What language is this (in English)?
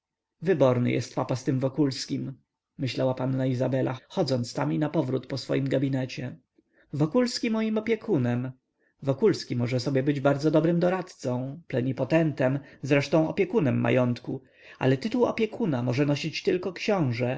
Polish